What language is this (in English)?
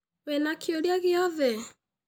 Kikuyu